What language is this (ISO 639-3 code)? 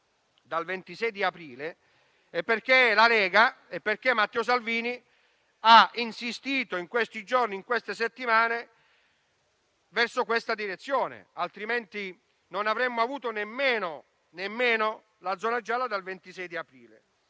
ita